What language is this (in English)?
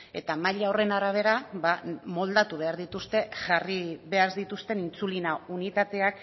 Basque